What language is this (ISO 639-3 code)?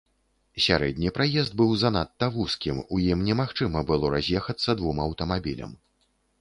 bel